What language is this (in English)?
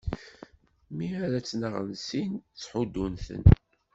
Kabyle